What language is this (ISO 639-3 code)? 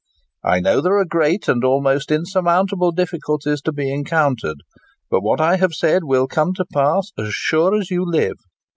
eng